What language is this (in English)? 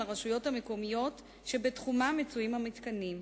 Hebrew